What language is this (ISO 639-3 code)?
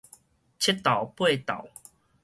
nan